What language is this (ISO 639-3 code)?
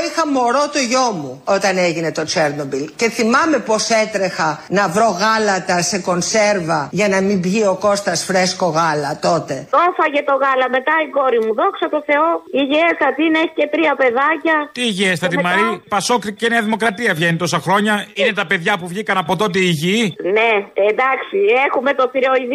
ell